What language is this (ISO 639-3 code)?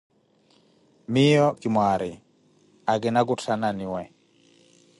eko